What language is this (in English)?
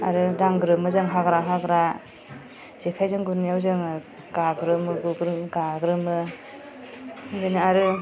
Bodo